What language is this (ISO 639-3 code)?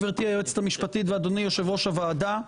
heb